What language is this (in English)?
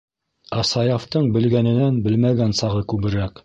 Bashkir